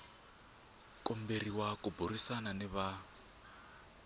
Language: Tsonga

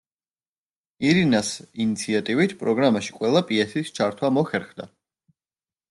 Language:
Georgian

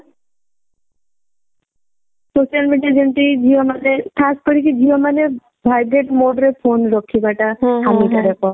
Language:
Odia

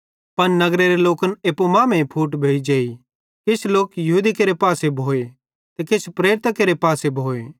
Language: Bhadrawahi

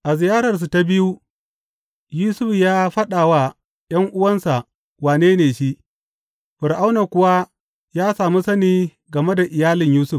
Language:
Hausa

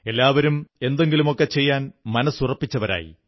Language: Malayalam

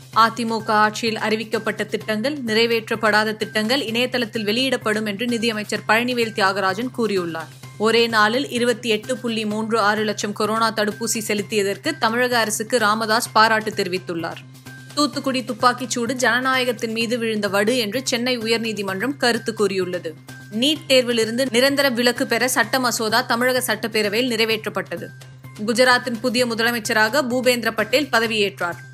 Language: Tamil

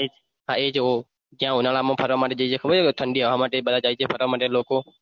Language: Gujarati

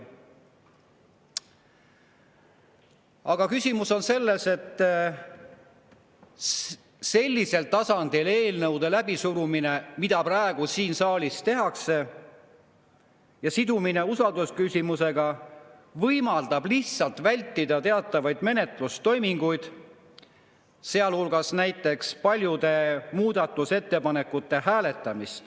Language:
Estonian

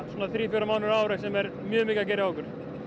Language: Icelandic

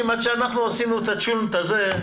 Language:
Hebrew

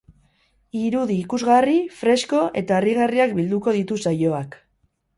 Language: Basque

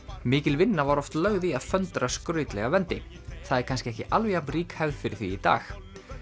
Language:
Icelandic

